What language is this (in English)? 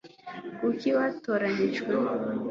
Kinyarwanda